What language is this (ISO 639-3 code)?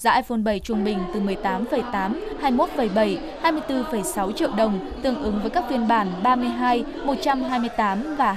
vie